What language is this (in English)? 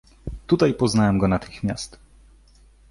Polish